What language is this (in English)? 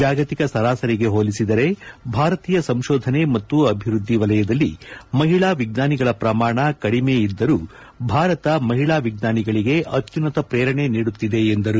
Kannada